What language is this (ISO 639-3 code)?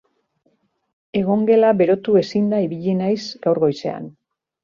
eus